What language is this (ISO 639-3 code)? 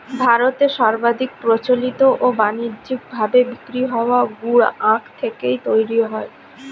ben